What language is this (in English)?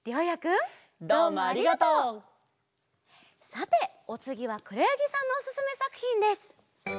Japanese